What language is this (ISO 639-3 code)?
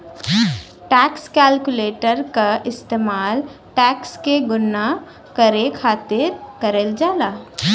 bho